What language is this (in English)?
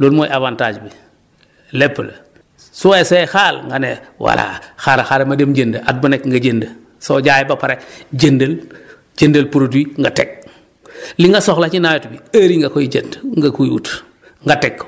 Wolof